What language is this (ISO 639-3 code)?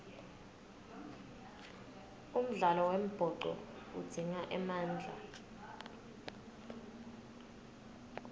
ssw